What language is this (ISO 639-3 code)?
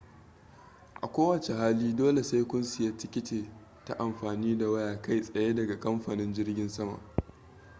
hau